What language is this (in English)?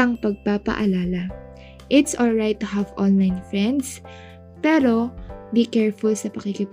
Filipino